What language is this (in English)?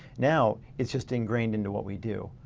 English